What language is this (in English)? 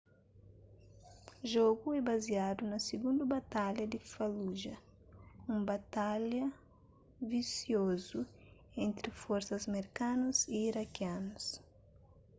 Kabuverdianu